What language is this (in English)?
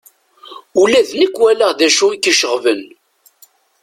Kabyle